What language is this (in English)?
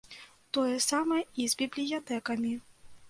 Belarusian